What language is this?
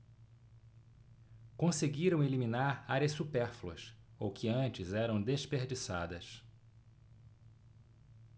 Portuguese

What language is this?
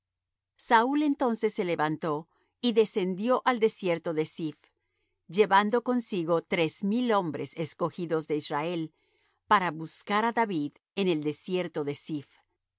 Spanish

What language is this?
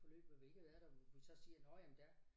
Danish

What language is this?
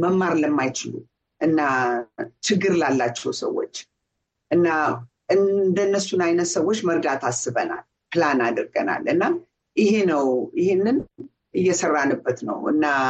Amharic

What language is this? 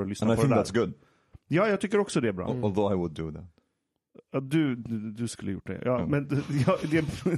Swedish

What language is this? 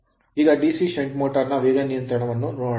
Kannada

